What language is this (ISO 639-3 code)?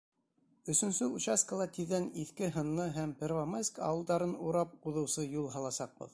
bak